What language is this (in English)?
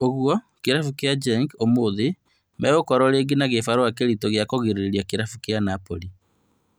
Kikuyu